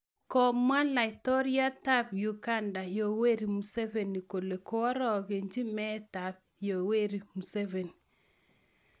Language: Kalenjin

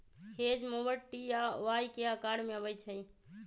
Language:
Magahi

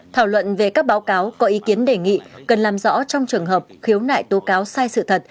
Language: Vietnamese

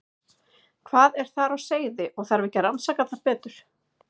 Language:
Icelandic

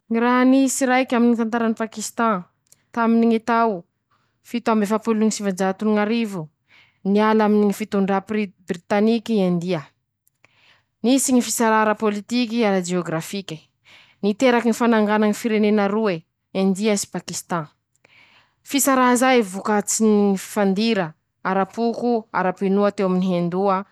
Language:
Masikoro Malagasy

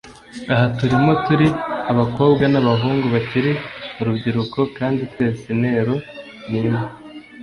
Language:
Kinyarwanda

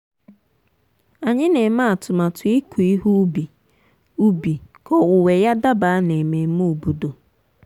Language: Igbo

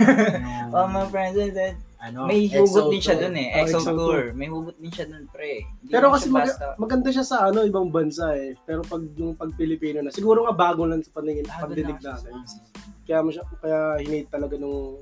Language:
Filipino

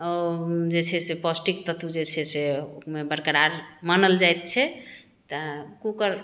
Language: Maithili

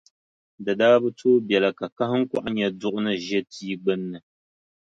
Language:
Dagbani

